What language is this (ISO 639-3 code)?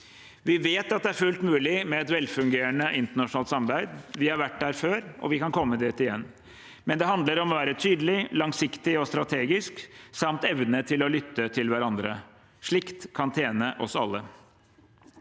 nor